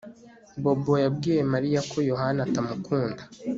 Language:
Kinyarwanda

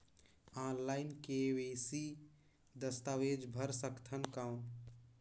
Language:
Chhattisgarhi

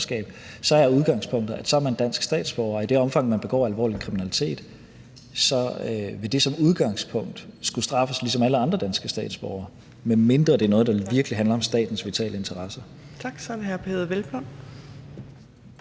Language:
Danish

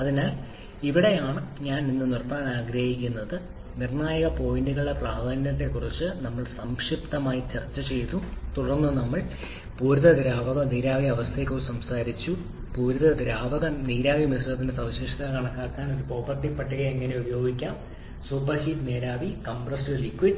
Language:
Malayalam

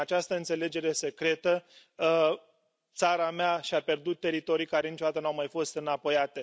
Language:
Romanian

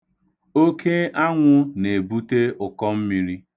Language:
Igbo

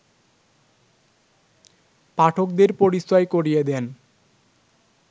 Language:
Bangla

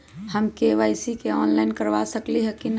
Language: Magahi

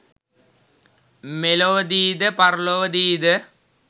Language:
Sinhala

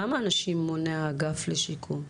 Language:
Hebrew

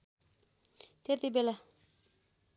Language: Nepali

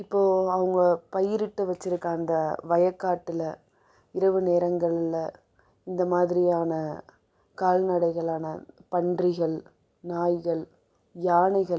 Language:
Tamil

